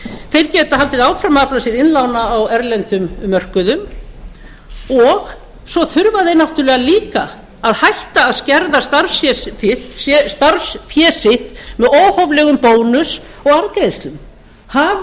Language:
Icelandic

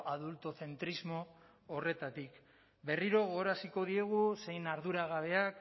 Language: Basque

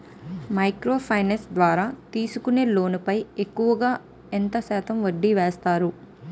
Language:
Telugu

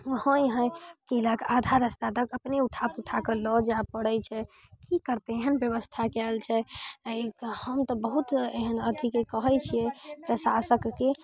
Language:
Maithili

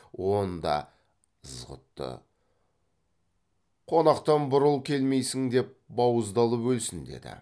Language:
Kazakh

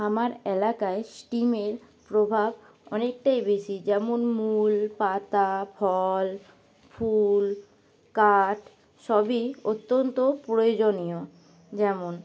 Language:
Bangla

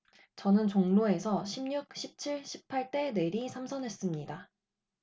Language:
Korean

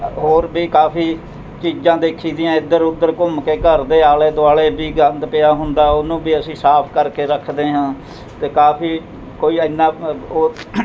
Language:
Punjabi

